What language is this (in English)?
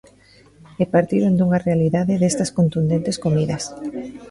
Galician